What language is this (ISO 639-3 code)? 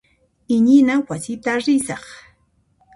qxp